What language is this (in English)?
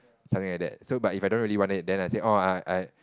English